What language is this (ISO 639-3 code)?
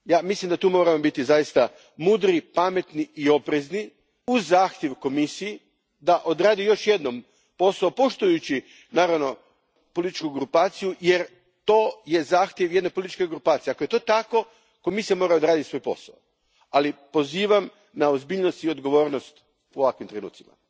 hrv